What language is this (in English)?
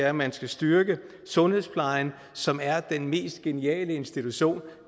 Danish